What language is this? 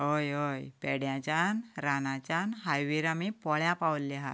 Konkani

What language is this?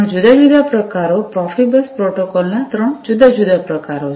Gujarati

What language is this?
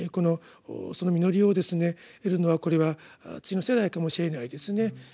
Japanese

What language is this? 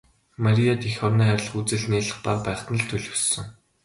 Mongolian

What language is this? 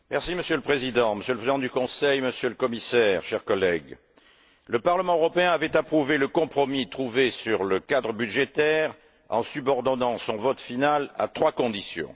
French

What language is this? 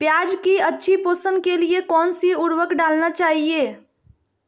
Magahi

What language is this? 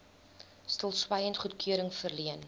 Afrikaans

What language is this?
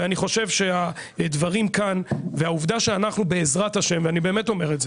Hebrew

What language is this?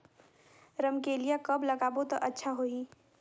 Chhattisgarhi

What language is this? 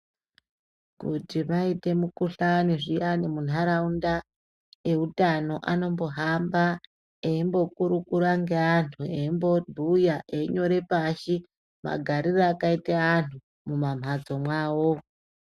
Ndau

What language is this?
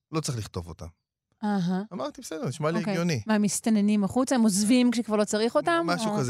Hebrew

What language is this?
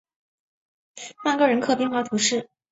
Chinese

